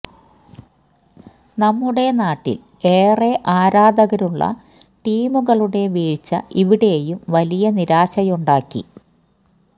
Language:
Malayalam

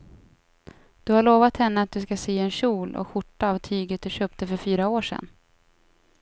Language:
Swedish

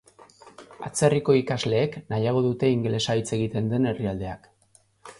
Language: Basque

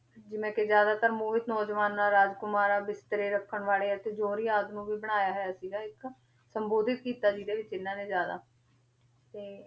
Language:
Punjabi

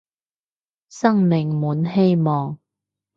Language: Cantonese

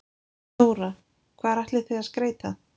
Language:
Icelandic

